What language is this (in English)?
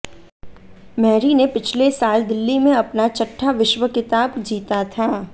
Hindi